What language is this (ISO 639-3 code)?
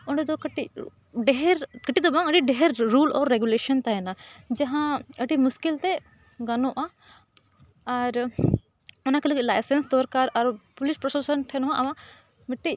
sat